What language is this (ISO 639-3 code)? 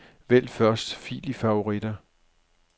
dan